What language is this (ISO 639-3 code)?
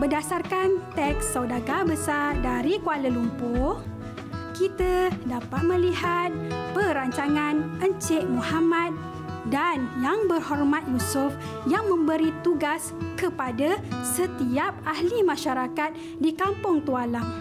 msa